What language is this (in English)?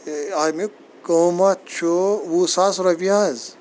Kashmiri